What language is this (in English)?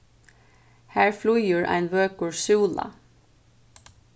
Faroese